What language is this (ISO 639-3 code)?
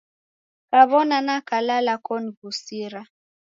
dav